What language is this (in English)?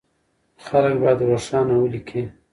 Pashto